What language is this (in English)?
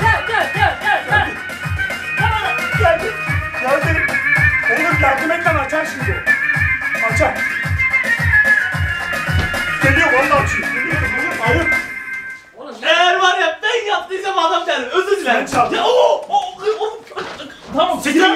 Turkish